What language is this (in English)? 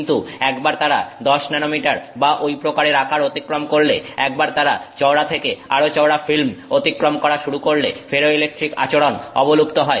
Bangla